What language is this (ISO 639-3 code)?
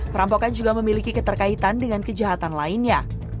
ind